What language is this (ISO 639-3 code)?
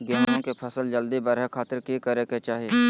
mag